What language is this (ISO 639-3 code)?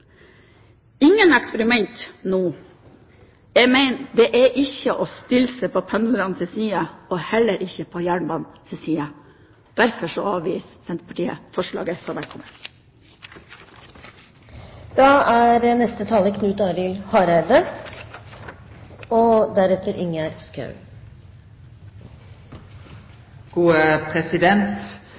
nor